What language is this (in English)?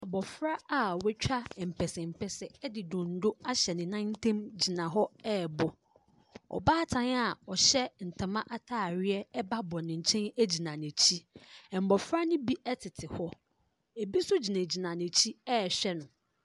Akan